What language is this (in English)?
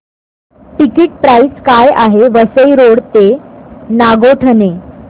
Marathi